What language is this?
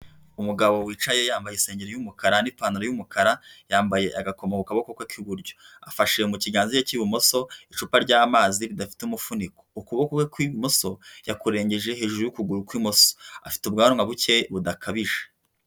Kinyarwanda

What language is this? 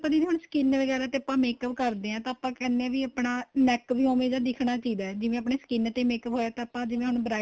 Punjabi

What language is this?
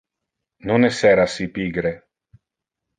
Interlingua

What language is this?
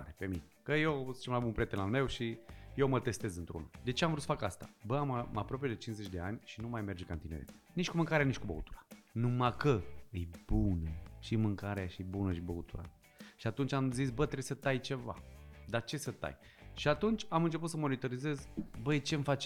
Romanian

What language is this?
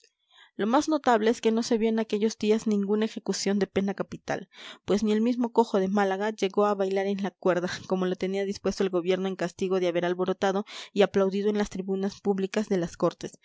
Spanish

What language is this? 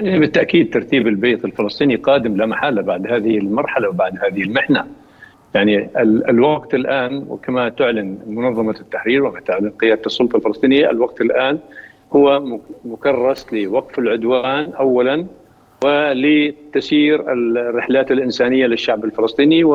Arabic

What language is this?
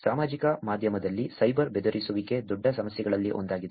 Kannada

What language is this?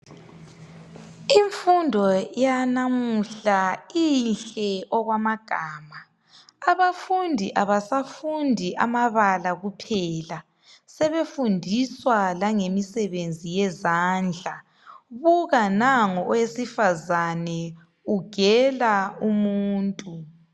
North Ndebele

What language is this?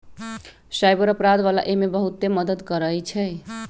Magahi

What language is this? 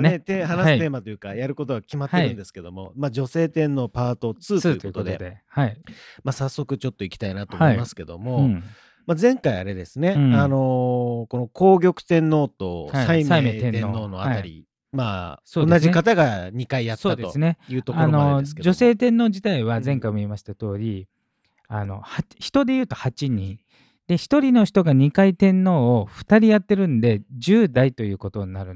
Japanese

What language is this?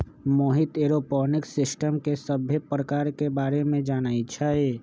Magahi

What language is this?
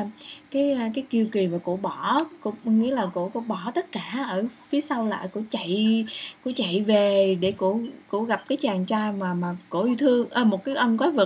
Vietnamese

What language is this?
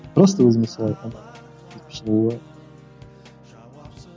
Kazakh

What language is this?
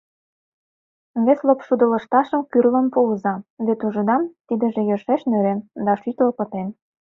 Mari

